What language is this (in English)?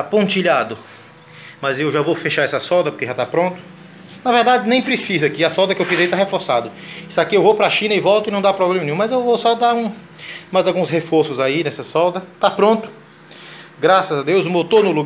Portuguese